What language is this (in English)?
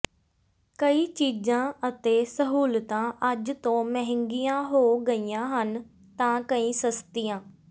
Punjabi